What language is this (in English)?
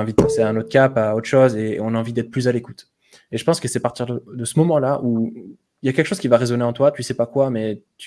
French